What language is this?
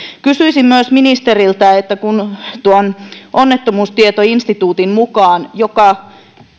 Finnish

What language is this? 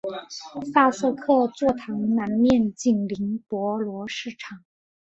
Chinese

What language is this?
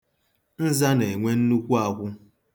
Igbo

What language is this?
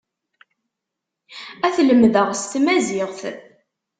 Kabyle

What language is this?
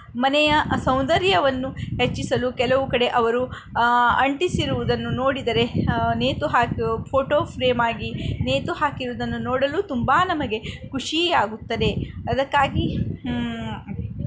Kannada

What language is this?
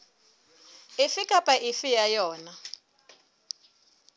Southern Sotho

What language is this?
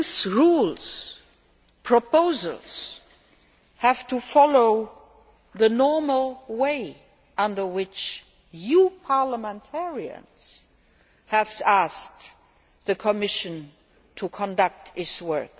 English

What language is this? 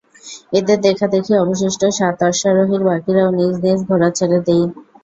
Bangla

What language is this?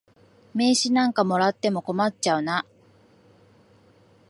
Japanese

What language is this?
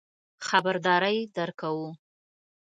Pashto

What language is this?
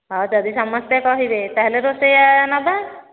Odia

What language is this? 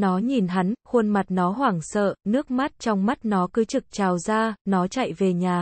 Vietnamese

